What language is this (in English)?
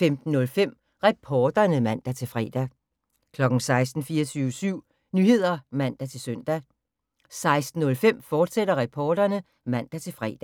Danish